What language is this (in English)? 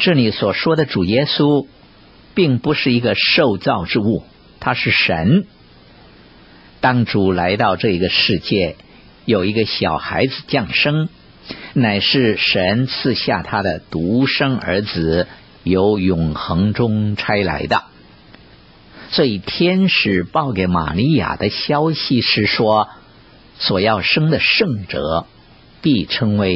Chinese